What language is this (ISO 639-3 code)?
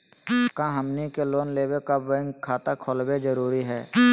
mag